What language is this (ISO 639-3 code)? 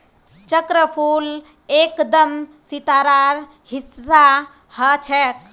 mag